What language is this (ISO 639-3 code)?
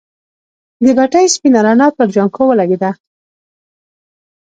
pus